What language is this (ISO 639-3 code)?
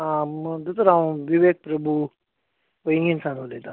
kok